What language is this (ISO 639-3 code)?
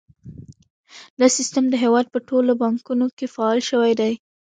pus